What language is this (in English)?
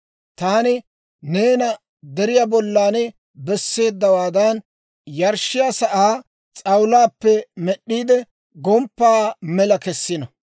Dawro